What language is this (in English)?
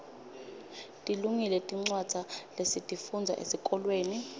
Swati